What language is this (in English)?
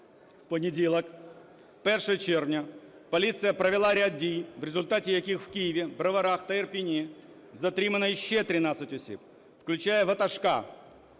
Ukrainian